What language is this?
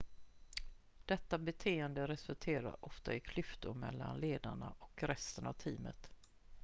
Swedish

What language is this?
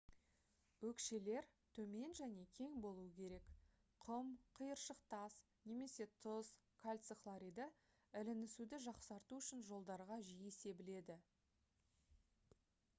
Kazakh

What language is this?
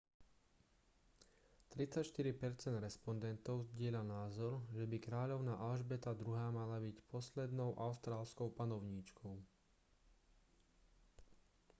Slovak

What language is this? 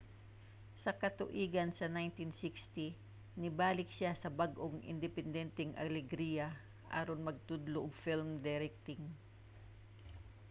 Cebuano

